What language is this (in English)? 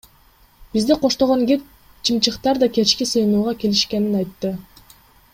Kyrgyz